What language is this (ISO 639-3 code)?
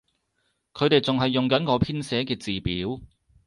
yue